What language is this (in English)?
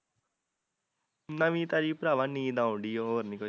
Punjabi